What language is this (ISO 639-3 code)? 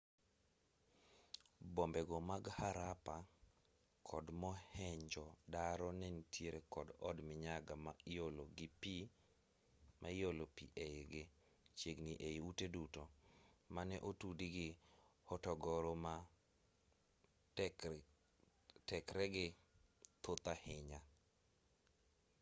luo